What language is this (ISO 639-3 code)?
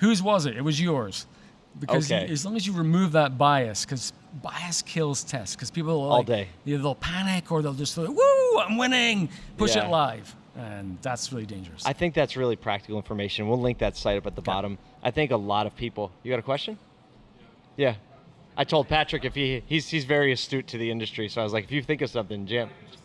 eng